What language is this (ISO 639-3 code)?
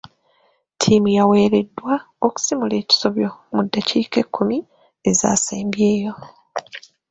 lug